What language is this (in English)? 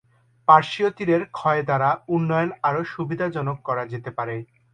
Bangla